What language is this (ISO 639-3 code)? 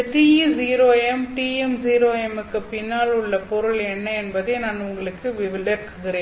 tam